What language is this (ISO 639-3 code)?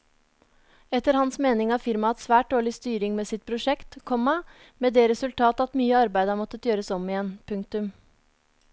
nor